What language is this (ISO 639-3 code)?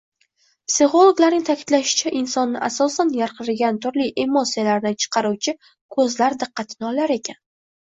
uzb